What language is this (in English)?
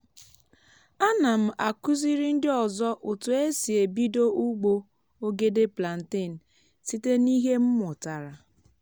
Igbo